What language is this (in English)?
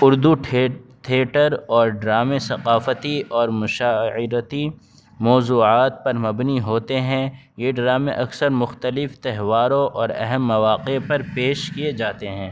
Urdu